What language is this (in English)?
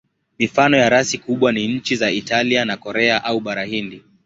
Swahili